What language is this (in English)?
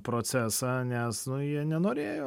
Lithuanian